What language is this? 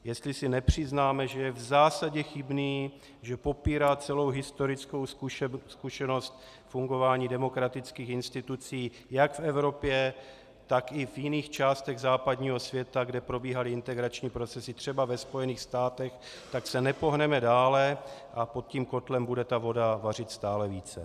Czech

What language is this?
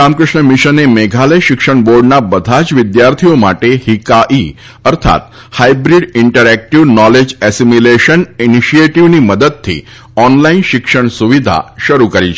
Gujarati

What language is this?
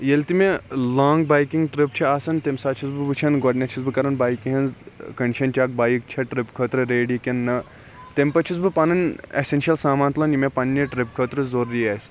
Kashmiri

